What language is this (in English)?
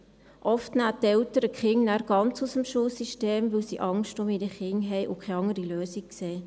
Swiss German